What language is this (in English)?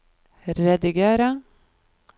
Norwegian